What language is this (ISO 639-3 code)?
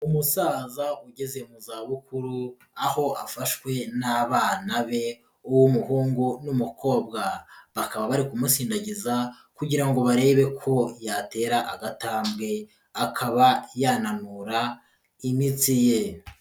kin